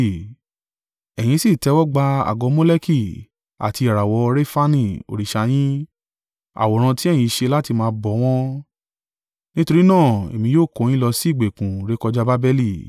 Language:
Yoruba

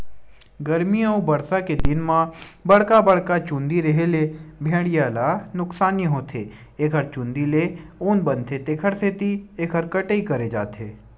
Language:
Chhattisgarhi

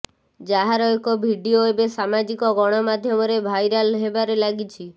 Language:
Odia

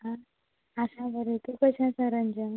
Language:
Konkani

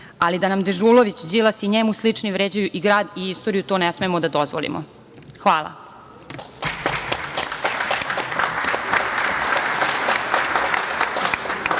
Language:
Serbian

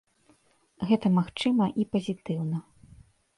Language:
Belarusian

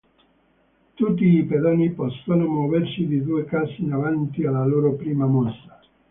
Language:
Italian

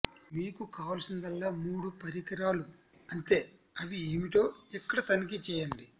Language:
Telugu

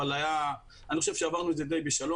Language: Hebrew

